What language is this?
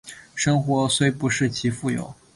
Chinese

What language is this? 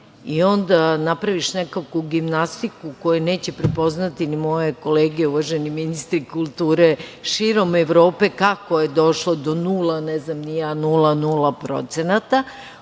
Serbian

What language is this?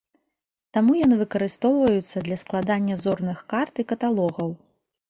Belarusian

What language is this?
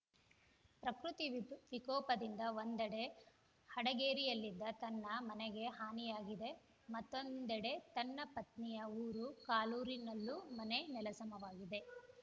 Kannada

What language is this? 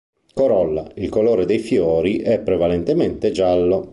Italian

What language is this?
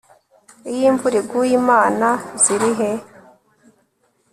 Kinyarwanda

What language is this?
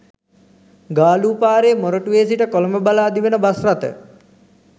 Sinhala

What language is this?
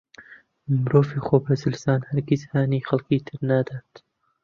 Central Kurdish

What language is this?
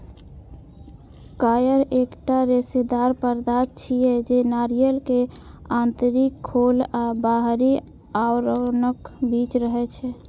Maithili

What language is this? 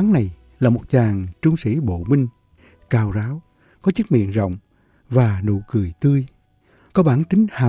Vietnamese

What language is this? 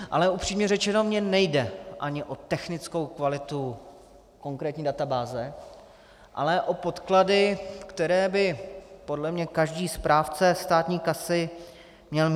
Czech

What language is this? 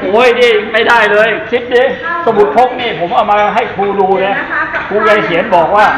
Thai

